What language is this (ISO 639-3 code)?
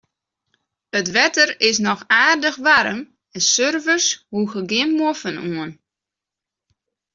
fry